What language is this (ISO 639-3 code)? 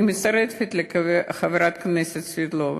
heb